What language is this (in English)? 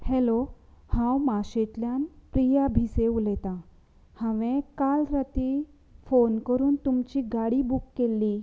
Konkani